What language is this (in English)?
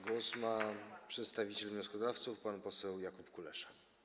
Polish